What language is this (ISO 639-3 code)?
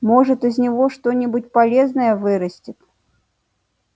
rus